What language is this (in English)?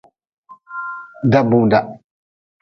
Nawdm